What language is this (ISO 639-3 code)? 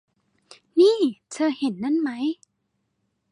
tha